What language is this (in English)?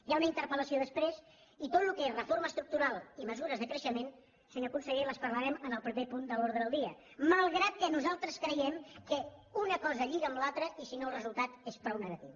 Catalan